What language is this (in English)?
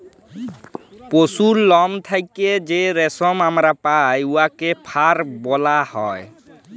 Bangla